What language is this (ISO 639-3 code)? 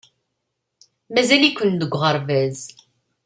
kab